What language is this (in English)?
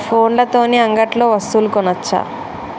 Telugu